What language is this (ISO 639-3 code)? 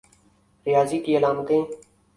urd